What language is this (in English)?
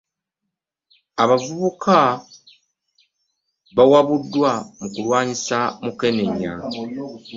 Ganda